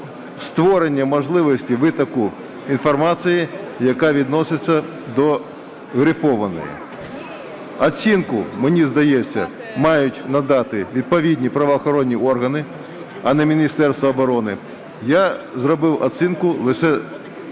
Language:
Ukrainian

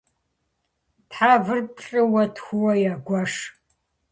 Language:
Kabardian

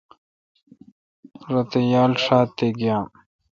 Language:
Kalkoti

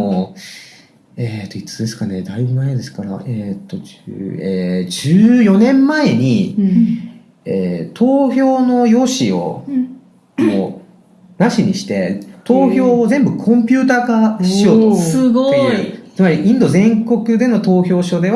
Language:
Japanese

